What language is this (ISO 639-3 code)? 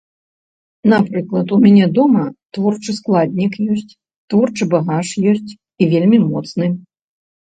bel